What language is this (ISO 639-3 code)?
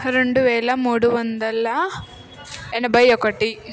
tel